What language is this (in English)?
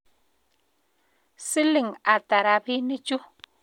Kalenjin